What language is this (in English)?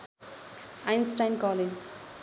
Nepali